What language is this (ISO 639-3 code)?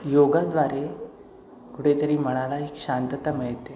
mar